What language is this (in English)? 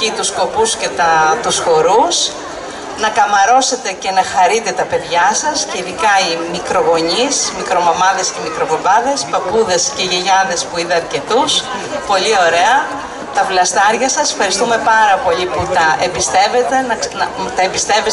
Greek